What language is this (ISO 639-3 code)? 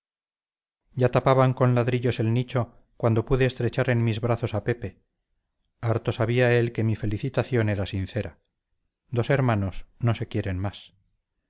spa